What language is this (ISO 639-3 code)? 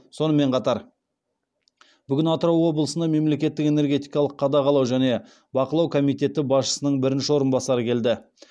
kaz